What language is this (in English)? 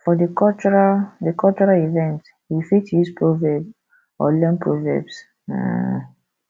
Nigerian Pidgin